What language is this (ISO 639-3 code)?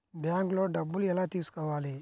tel